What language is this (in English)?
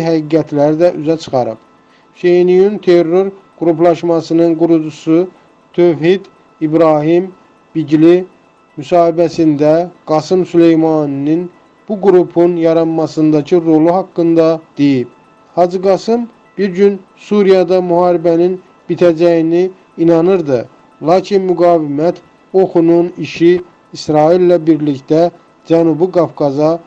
Turkish